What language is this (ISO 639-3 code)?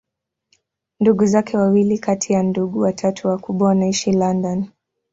swa